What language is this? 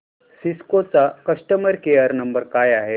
Marathi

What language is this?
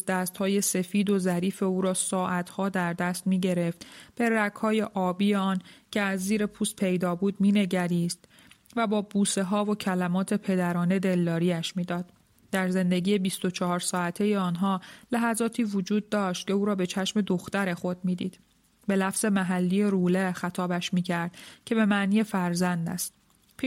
Persian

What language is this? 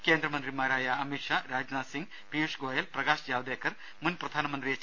Malayalam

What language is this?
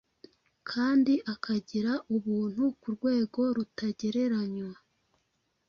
Kinyarwanda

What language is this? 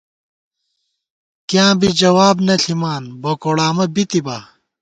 Gawar-Bati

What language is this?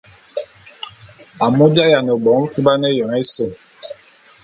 Bulu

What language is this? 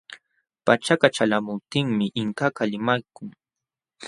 Jauja Wanca Quechua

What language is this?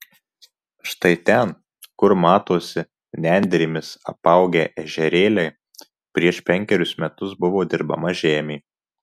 Lithuanian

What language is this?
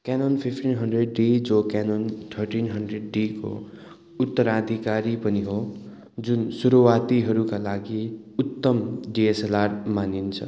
Nepali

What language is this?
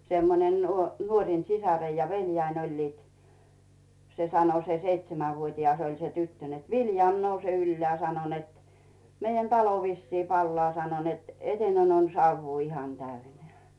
Finnish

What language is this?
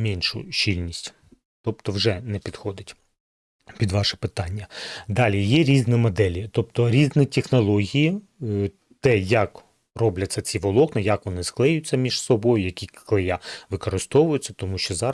Ukrainian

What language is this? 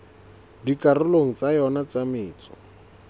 Southern Sotho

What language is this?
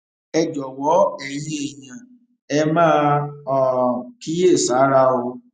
Yoruba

